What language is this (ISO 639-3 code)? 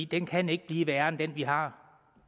dan